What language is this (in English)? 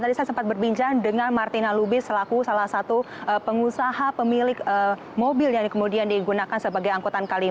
Indonesian